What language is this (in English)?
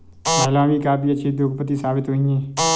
Hindi